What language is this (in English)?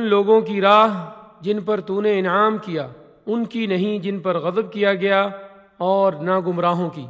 Urdu